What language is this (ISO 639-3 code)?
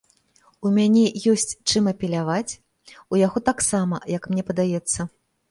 bel